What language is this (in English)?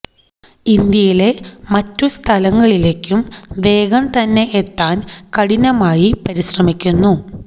Malayalam